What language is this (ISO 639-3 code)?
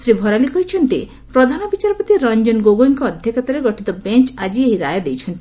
ori